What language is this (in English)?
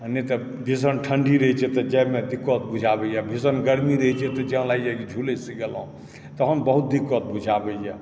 Maithili